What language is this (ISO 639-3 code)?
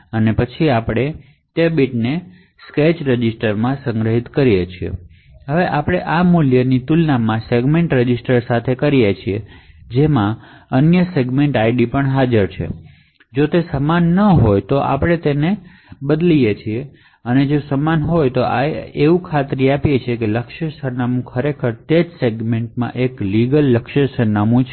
guj